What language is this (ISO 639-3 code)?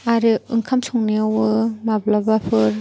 brx